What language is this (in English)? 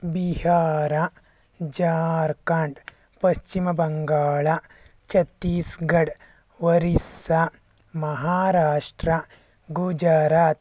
Kannada